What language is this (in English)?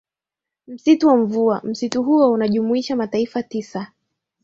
Swahili